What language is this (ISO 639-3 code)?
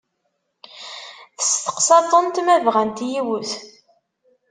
kab